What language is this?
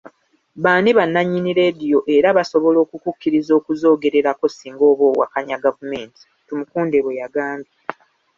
Ganda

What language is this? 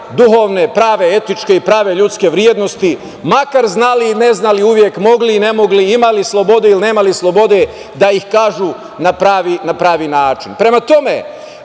Serbian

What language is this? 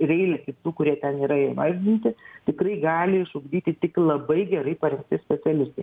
Lithuanian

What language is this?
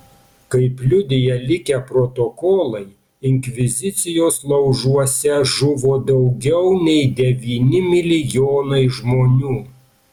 Lithuanian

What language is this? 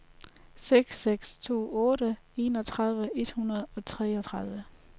Danish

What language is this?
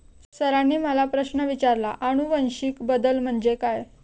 Marathi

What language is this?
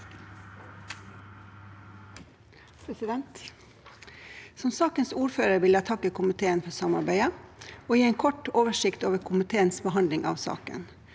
Norwegian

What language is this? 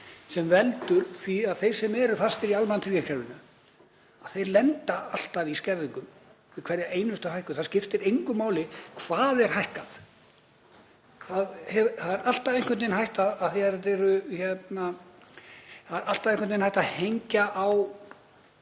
Icelandic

